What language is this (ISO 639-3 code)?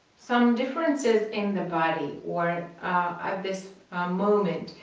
eng